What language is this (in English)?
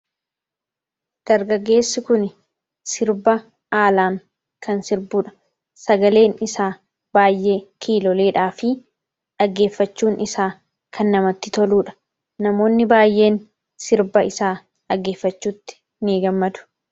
Oromo